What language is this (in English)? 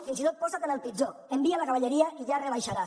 Catalan